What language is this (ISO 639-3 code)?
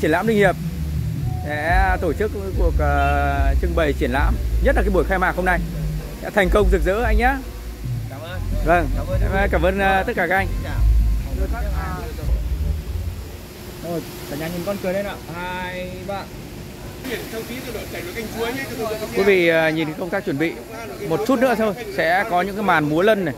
vie